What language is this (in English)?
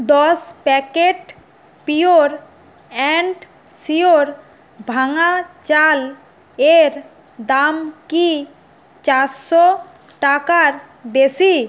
Bangla